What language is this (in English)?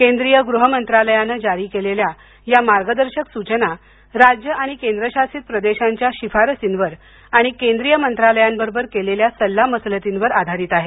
Marathi